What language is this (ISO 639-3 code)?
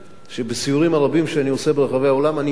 heb